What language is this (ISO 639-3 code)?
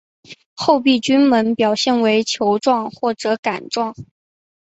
zho